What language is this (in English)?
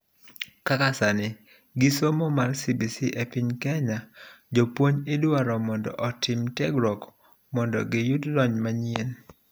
Luo (Kenya and Tanzania)